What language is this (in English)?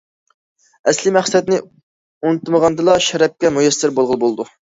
Uyghur